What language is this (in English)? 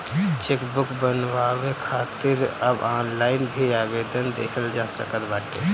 Bhojpuri